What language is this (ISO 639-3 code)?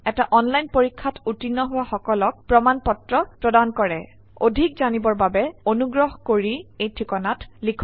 asm